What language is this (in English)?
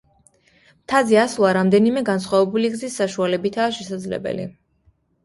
Georgian